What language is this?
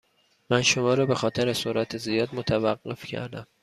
Persian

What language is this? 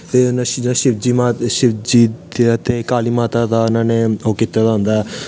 Dogri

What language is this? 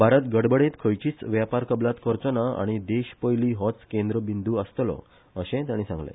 Konkani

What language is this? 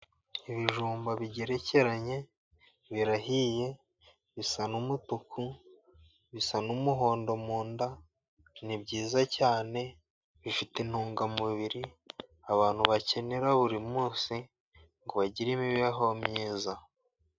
Kinyarwanda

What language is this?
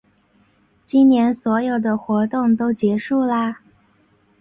Chinese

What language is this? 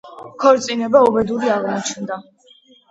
Georgian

